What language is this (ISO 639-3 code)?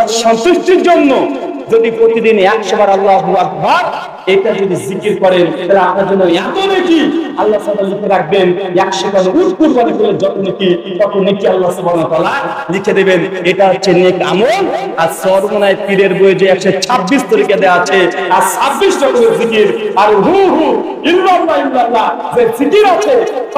tur